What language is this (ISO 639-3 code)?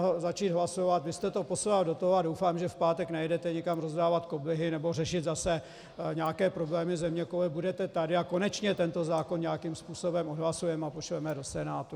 ces